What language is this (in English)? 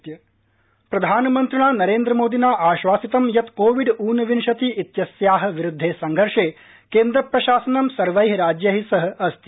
Sanskrit